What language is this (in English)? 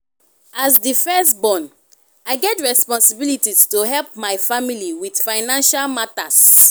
Nigerian Pidgin